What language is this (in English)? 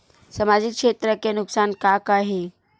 Chhattisgarhi